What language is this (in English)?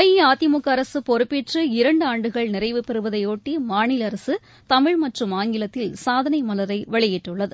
Tamil